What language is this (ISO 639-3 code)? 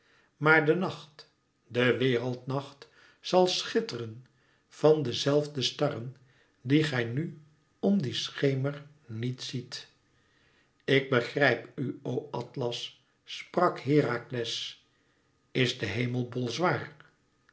nld